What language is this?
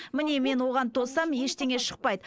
Kazakh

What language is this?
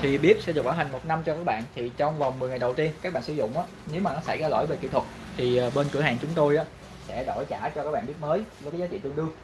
Vietnamese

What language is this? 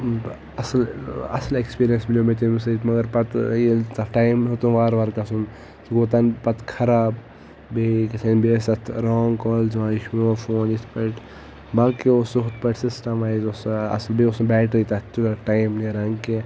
Kashmiri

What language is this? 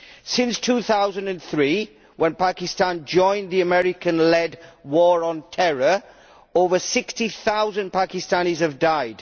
English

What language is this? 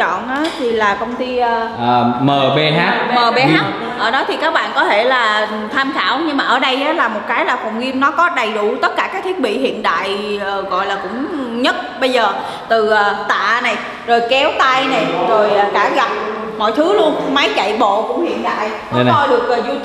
Vietnamese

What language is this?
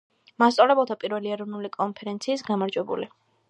Georgian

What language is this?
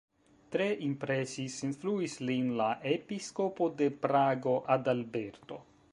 Esperanto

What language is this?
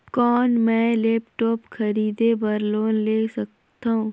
Chhattisgarhi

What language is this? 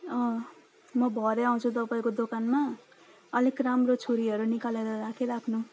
Nepali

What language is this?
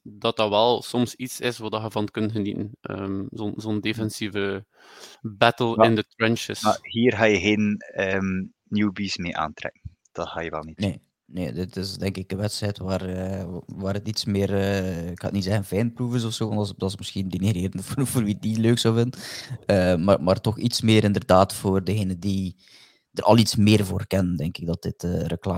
Dutch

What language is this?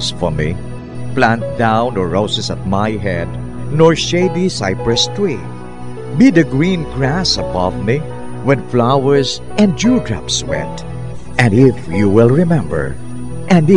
Filipino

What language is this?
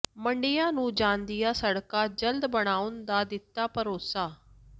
Punjabi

